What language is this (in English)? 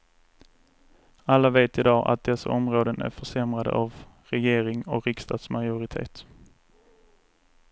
Swedish